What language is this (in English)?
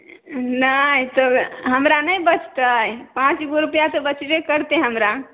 Maithili